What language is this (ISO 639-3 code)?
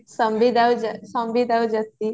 ori